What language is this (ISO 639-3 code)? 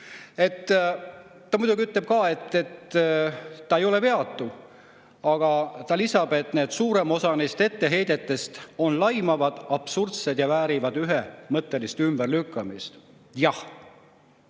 est